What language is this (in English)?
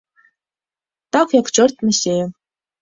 Belarusian